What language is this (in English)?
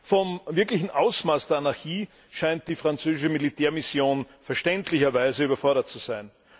German